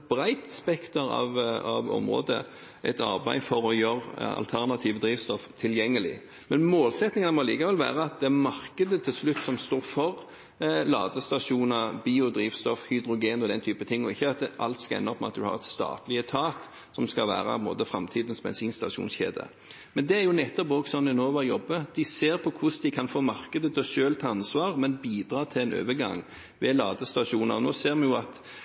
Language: Norwegian Bokmål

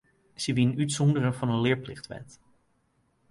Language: Western Frisian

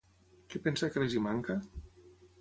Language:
Catalan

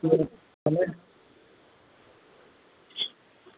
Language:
Gujarati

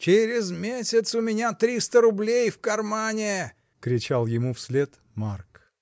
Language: Russian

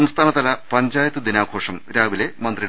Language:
Malayalam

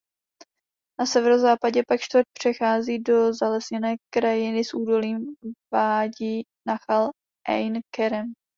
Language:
Czech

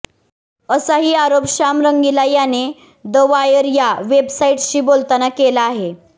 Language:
Marathi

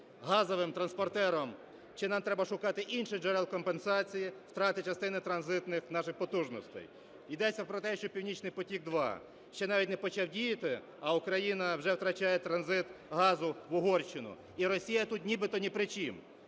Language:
Ukrainian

